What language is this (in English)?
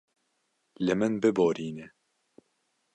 Kurdish